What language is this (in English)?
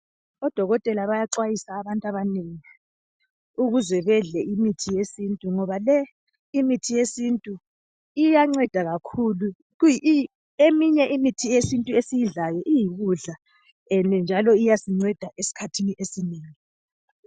North Ndebele